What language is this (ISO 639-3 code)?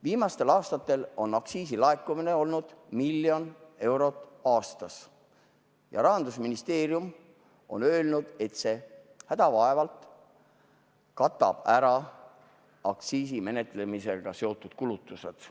est